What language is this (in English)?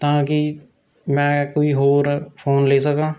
Punjabi